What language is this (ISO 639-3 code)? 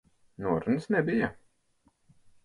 lav